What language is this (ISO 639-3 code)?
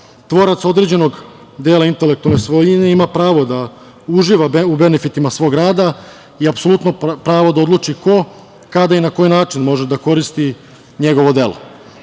srp